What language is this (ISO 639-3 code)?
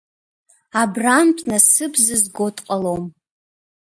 abk